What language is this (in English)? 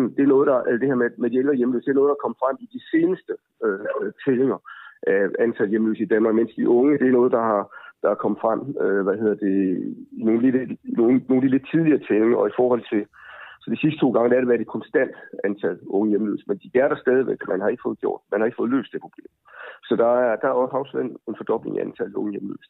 Danish